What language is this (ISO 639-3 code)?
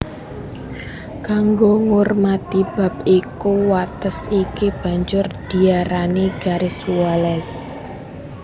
jav